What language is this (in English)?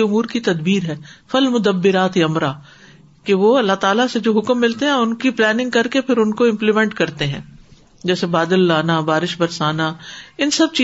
Urdu